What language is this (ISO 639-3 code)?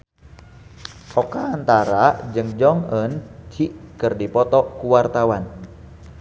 sun